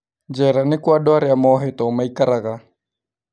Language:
Kikuyu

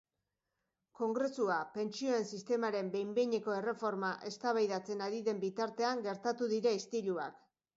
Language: Basque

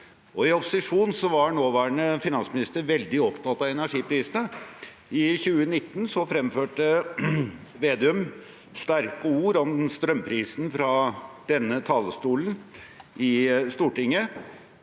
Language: Norwegian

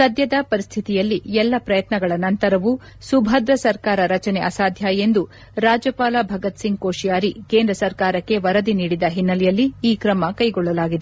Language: Kannada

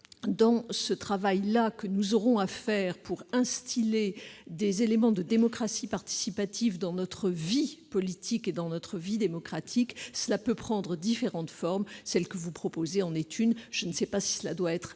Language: French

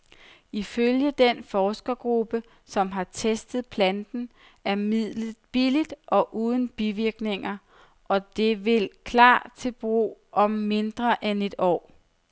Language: Danish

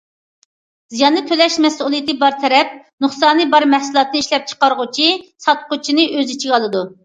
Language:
Uyghur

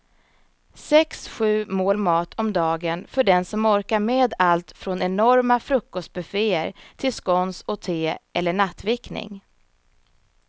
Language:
Swedish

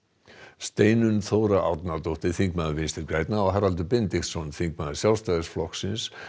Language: Icelandic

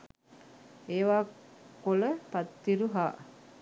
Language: Sinhala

